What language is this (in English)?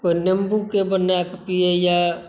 Maithili